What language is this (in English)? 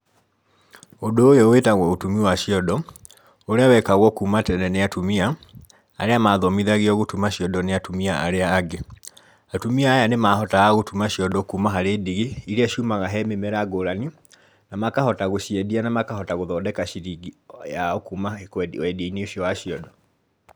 Kikuyu